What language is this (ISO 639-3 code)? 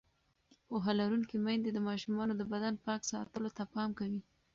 pus